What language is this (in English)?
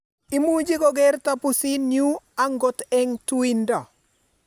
Kalenjin